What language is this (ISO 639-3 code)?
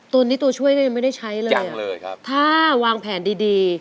tha